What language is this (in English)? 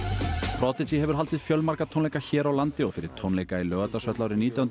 Icelandic